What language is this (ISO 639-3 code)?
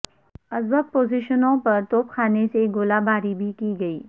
urd